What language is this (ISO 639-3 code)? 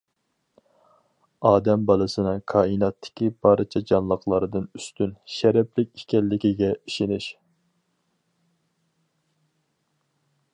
uig